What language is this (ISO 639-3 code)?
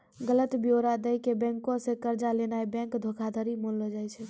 mai